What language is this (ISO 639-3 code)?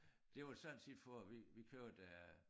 dan